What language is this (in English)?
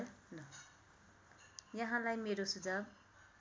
Nepali